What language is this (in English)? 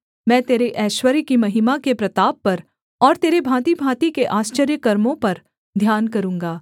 Hindi